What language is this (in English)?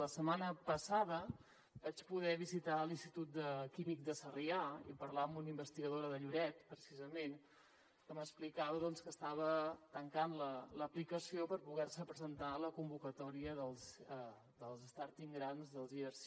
Catalan